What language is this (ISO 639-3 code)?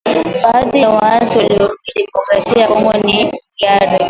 swa